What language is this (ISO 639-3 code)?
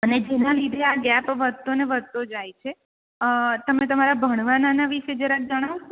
guj